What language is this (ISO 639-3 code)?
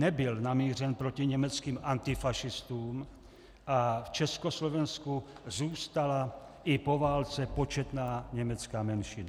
ces